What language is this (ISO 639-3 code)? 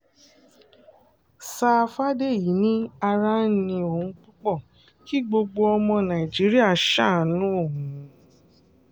yor